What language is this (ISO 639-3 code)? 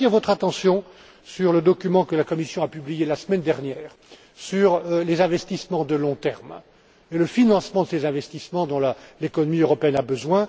fra